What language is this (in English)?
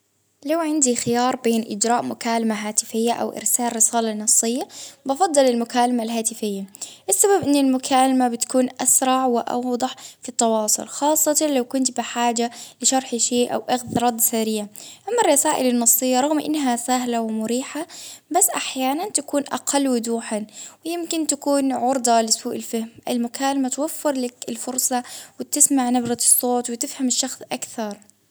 Baharna Arabic